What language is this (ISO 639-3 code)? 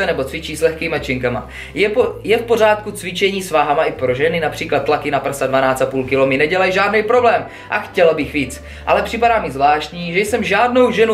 ces